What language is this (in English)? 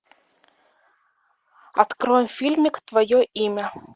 Russian